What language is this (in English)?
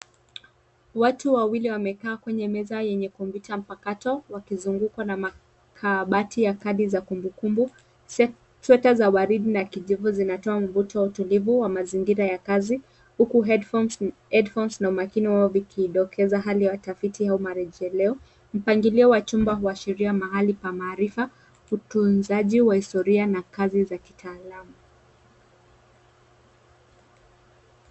Swahili